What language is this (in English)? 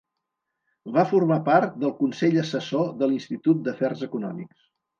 Catalan